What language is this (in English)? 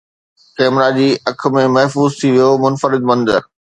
Sindhi